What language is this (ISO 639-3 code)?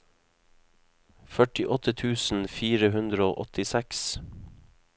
nor